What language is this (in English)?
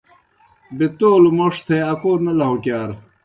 Kohistani Shina